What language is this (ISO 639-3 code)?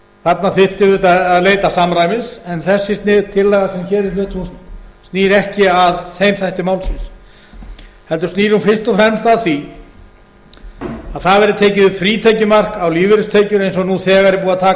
isl